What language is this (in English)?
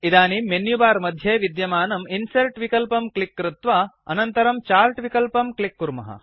Sanskrit